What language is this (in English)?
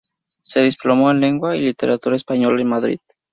Spanish